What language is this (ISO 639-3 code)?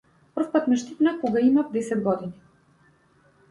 mkd